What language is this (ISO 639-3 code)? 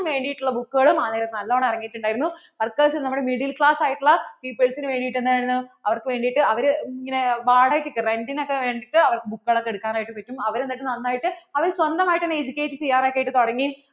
mal